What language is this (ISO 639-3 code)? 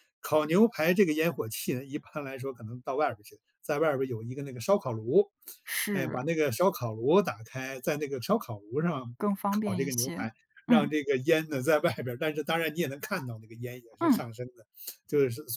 zho